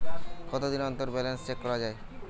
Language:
Bangla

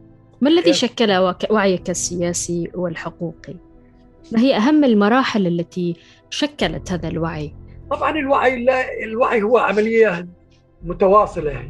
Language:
Arabic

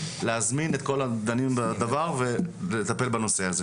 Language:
Hebrew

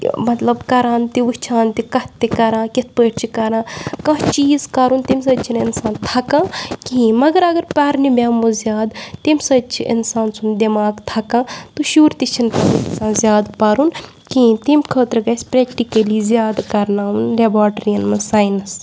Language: Kashmiri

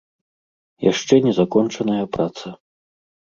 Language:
Belarusian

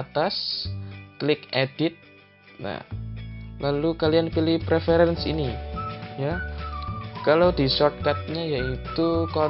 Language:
Indonesian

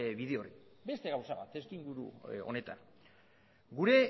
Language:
Basque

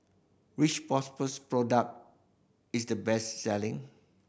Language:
English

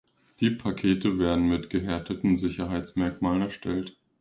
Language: German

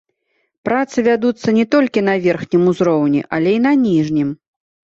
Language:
Belarusian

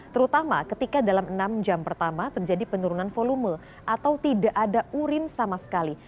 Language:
Indonesian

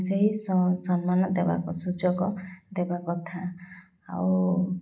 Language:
Odia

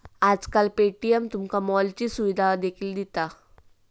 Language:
Marathi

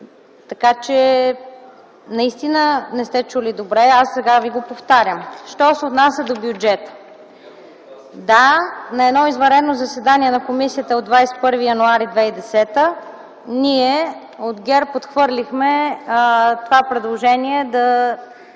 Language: Bulgarian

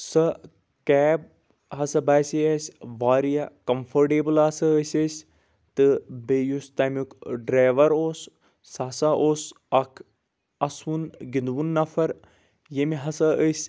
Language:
Kashmiri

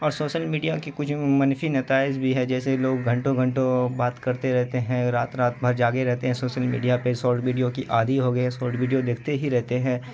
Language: Urdu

